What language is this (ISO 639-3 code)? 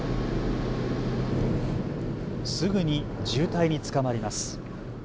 jpn